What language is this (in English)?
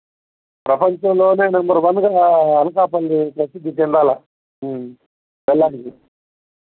Telugu